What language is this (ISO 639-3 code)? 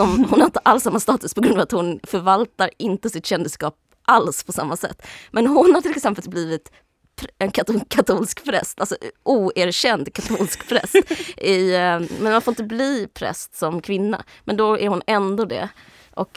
swe